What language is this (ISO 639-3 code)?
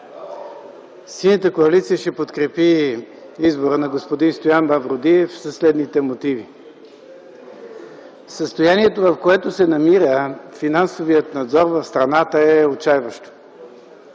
bul